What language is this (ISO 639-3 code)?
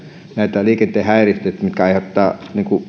fin